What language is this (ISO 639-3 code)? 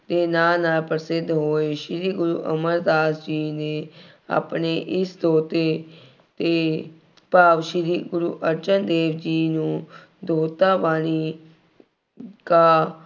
pan